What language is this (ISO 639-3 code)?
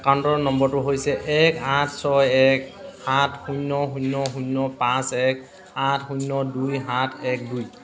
asm